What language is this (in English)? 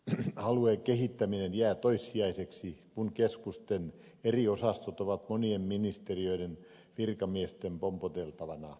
Finnish